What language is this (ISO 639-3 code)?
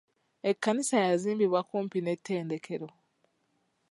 lug